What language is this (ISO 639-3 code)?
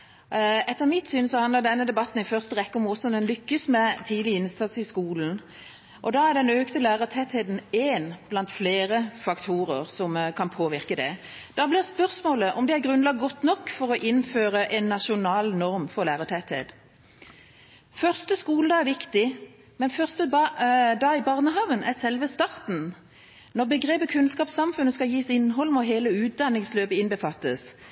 nob